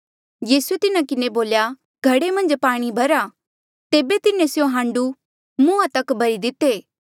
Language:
Mandeali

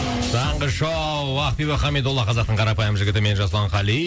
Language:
Kazakh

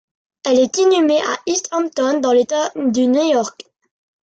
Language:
French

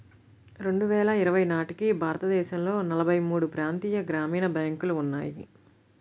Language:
Telugu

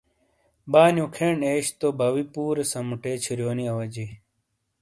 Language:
Shina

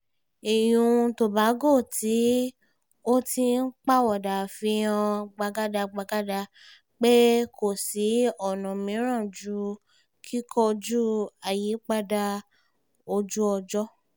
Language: Yoruba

